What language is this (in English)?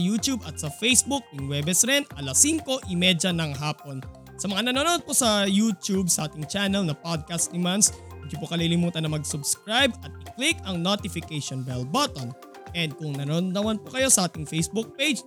Filipino